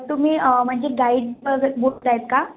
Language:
Marathi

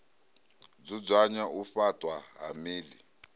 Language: Venda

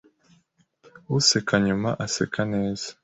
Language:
Kinyarwanda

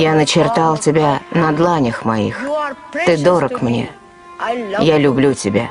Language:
Russian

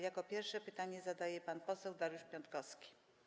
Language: Polish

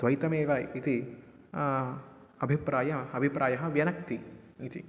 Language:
Sanskrit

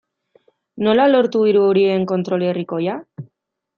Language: Basque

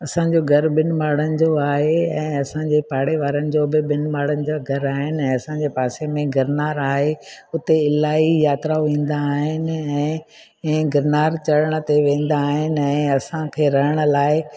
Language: Sindhi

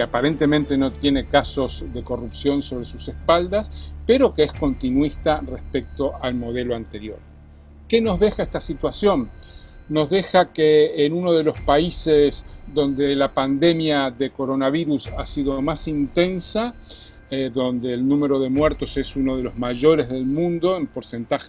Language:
Spanish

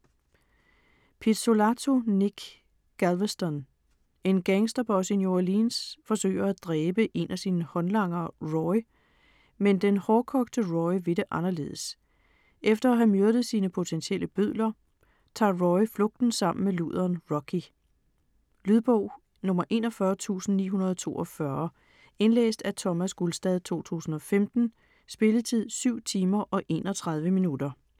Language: Danish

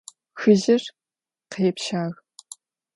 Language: Adyghe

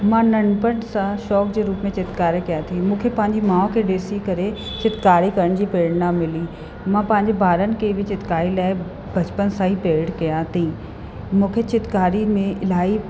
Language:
Sindhi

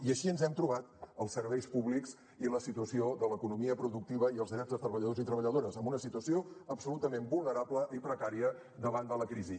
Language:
Catalan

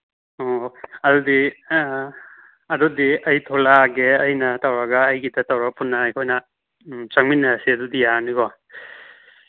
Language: Manipuri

